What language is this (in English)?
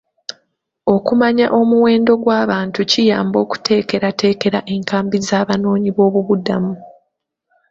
Ganda